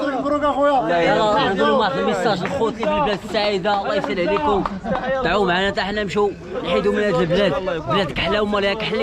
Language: Arabic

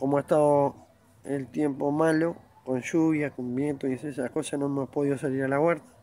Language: Spanish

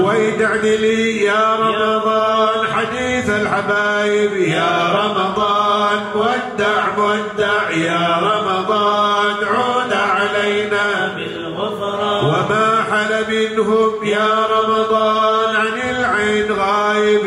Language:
Arabic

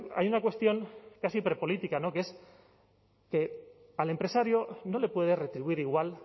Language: Spanish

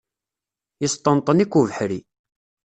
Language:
Kabyle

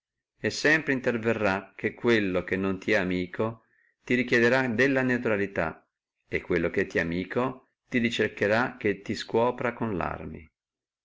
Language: Italian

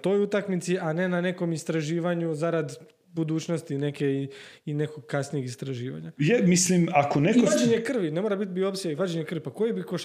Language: Croatian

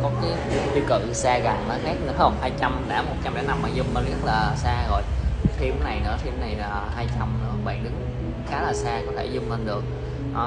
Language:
Vietnamese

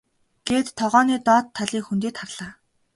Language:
Mongolian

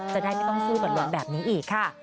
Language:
Thai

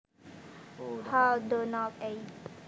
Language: Javanese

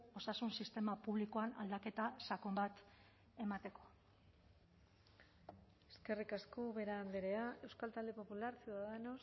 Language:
Basque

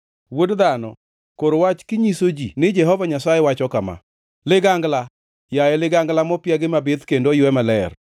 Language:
Luo (Kenya and Tanzania)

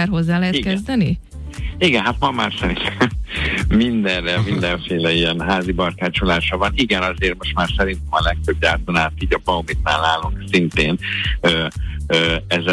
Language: Hungarian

